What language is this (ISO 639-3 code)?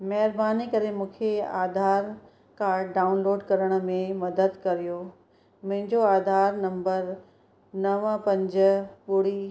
snd